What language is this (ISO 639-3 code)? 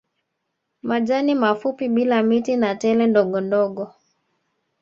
swa